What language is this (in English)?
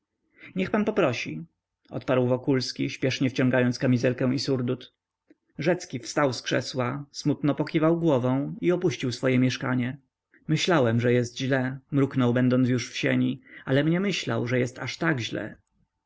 Polish